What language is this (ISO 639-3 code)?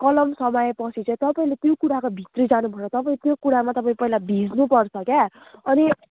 nep